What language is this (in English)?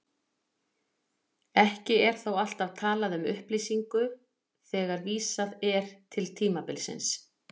Icelandic